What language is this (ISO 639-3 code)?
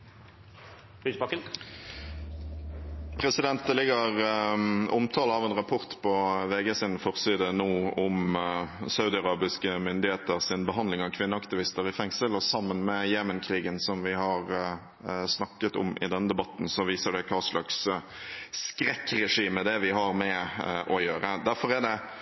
nob